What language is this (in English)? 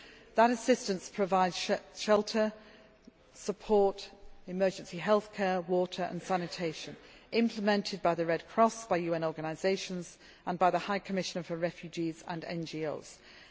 English